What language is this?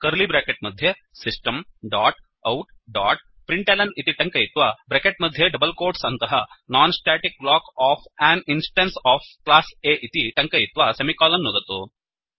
Sanskrit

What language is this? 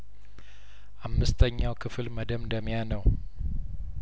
Amharic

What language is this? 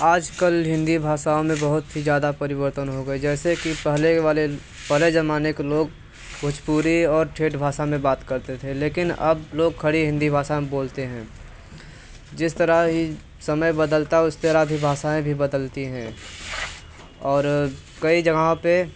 Hindi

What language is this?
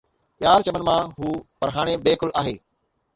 Sindhi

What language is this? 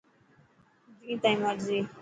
Dhatki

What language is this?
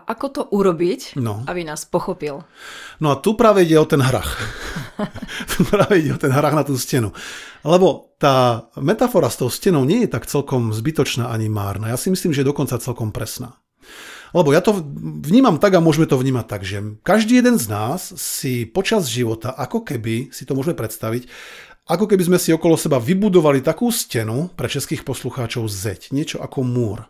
Slovak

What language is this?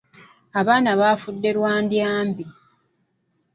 Ganda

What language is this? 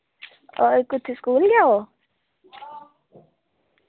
Dogri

